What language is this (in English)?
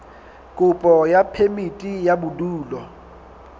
Southern Sotho